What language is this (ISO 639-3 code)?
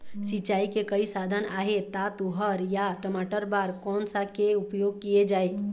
hne